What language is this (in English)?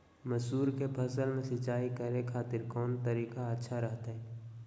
Magahi